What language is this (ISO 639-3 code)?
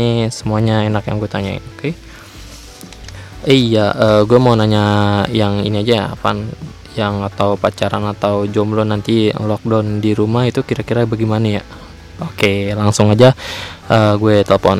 ind